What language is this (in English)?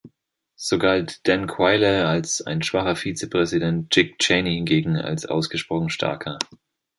German